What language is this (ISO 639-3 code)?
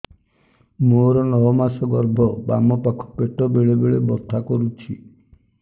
ori